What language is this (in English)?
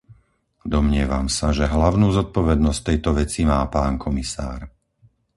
Slovak